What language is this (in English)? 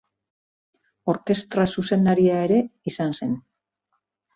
Basque